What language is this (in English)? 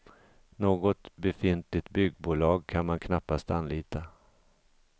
Swedish